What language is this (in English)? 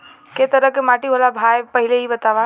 Bhojpuri